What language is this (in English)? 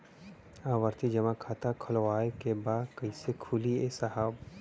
Bhojpuri